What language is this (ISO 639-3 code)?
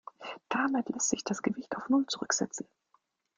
deu